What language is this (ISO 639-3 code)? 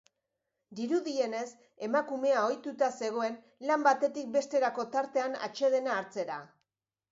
eus